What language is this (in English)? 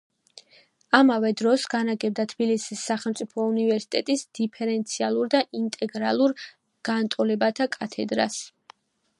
Georgian